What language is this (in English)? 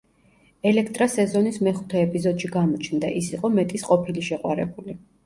Georgian